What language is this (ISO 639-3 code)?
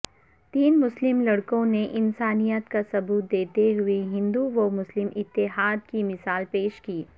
urd